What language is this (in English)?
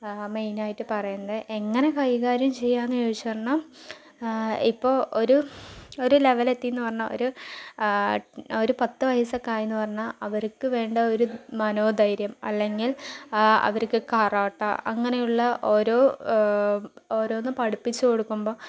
Malayalam